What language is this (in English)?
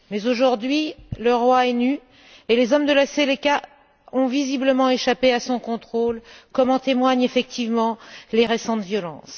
French